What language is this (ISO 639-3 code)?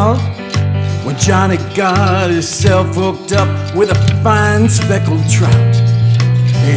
eng